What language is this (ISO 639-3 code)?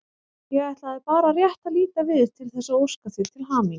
isl